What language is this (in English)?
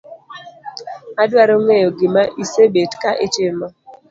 Luo (Kenya and Tanzania)